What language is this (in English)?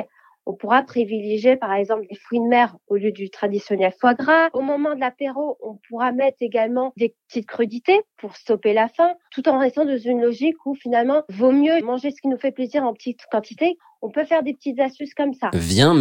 French